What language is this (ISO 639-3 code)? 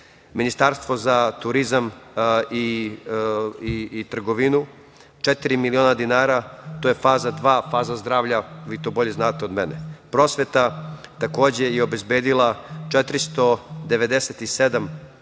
srp